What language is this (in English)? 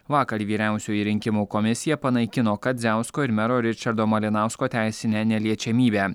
Lithuanian